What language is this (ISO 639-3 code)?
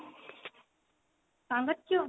ori